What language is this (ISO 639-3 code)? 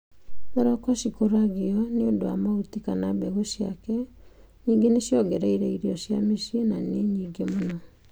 kik